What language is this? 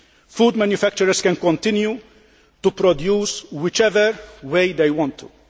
English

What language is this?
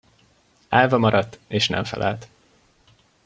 Hungarian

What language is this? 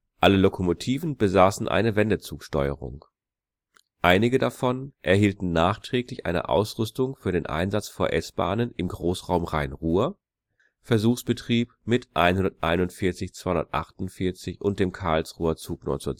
German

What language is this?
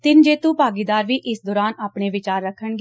Punjabi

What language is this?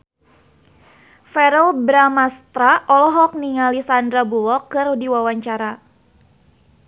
Sundanese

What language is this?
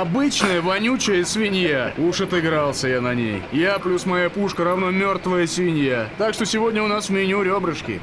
Russian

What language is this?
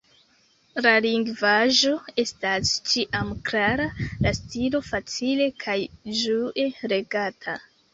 Esperanto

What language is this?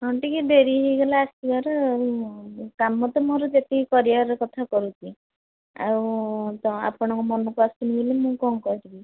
Odia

